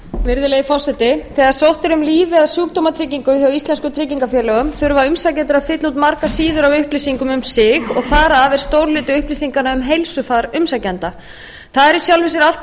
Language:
Icelandic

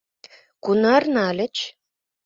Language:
Mari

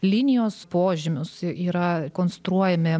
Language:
Lithuanian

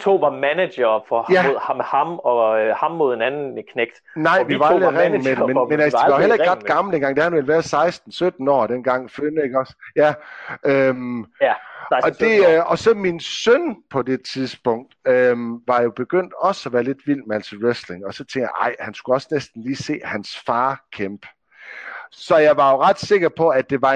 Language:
Danish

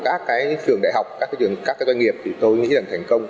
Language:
Vietnamese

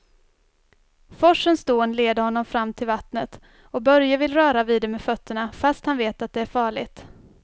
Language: Swedish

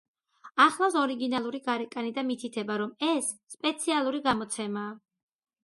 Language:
Georgian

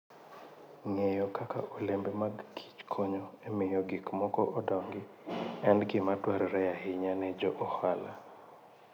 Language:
Luo (Kenya and Tanzania)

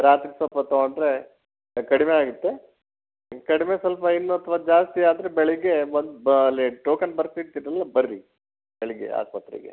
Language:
Kannada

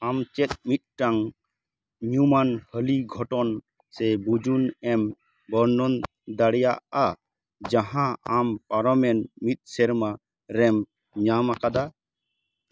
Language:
Santali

